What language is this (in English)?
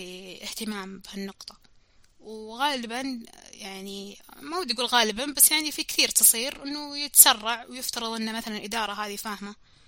Arabic